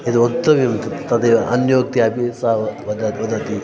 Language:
Sanskrit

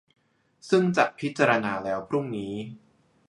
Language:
Thai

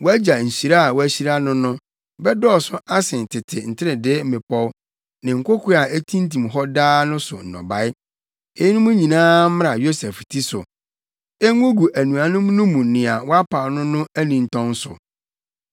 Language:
Akan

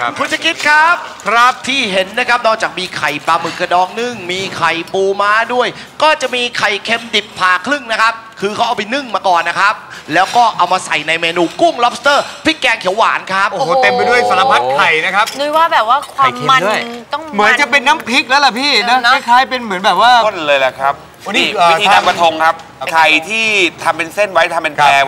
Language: Thai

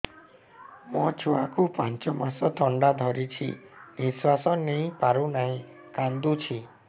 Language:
Odia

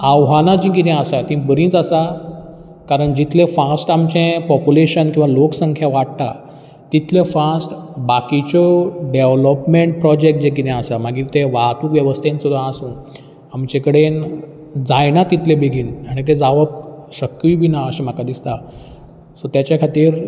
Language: Konkani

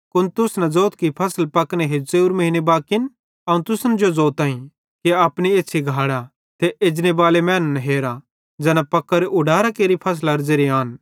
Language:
Bhadrawahi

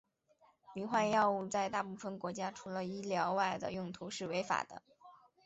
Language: Chinese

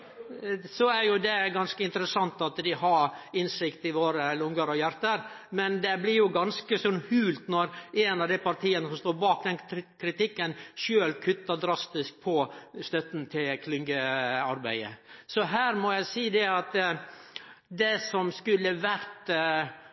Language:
Norwegian Nynorsk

